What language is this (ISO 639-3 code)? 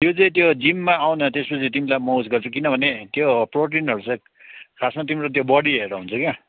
nep